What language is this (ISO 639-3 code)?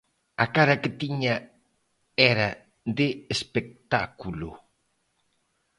glg